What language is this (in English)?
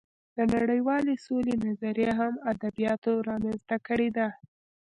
Pashto